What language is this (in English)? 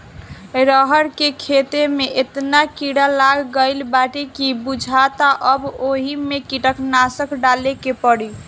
Bhojpuri